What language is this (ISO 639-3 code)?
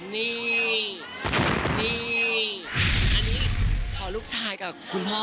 tha